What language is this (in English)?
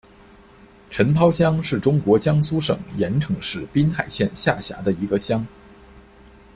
Chinese